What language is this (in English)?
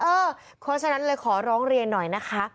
Thai